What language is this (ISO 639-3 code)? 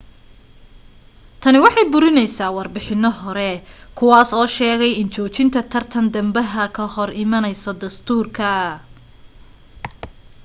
som